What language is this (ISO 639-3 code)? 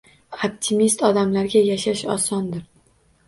uzb